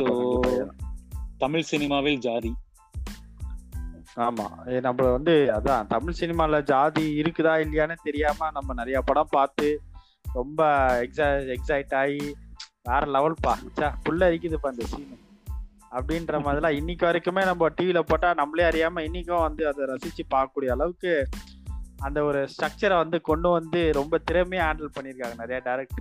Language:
Tamil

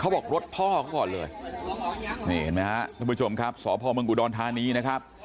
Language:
Thai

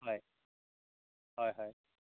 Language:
Assamese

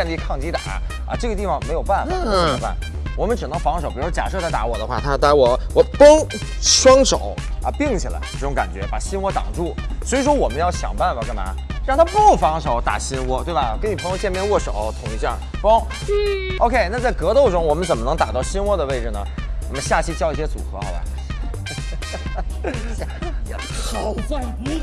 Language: Chinese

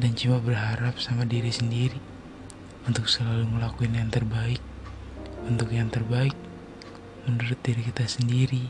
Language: Indonesian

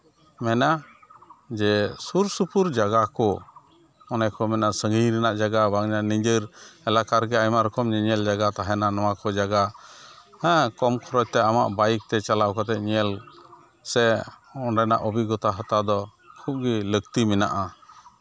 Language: Santali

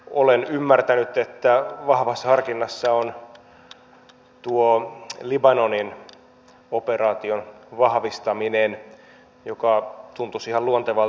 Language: Finnish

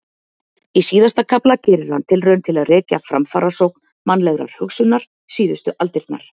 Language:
Icelandic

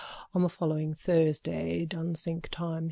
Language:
English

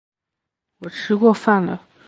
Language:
Chinese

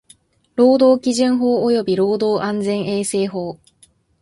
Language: Japanese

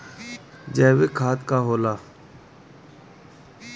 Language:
Bhojpuri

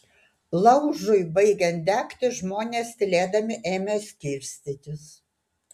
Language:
Lithuanian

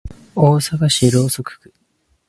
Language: Japanese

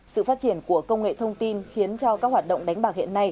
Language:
Vietnamese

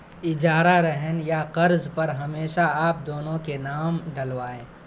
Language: Urdu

